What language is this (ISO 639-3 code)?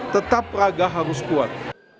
ind